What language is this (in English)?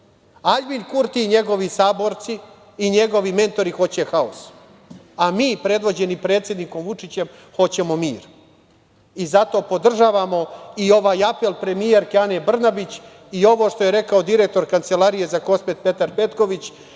Serbian